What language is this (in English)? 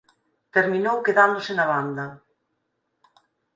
Galician